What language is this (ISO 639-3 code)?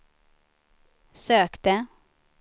swe